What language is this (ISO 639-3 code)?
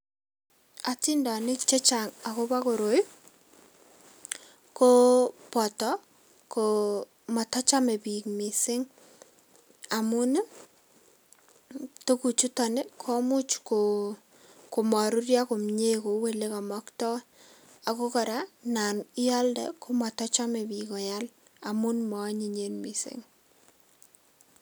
kln